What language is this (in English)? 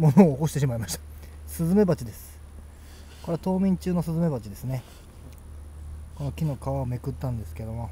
Japanese